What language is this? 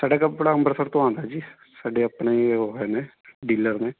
Punjabi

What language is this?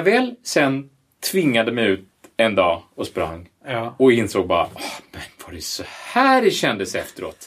Swedish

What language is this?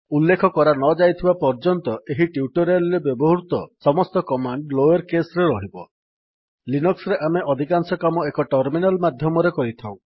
Odia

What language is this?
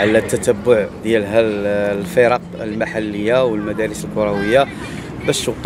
Arabic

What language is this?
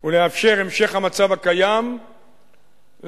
Hebrew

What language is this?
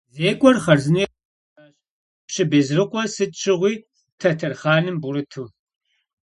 Kabardian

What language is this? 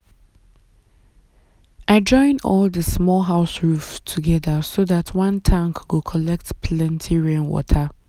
Nigerian Pidgin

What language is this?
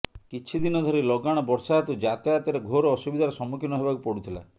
Odia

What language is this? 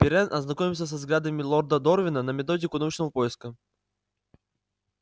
Russian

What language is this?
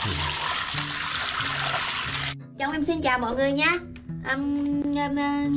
Vietnamese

